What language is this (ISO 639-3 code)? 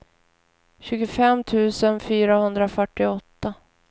swe